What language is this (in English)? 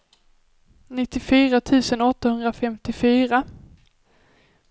Swedish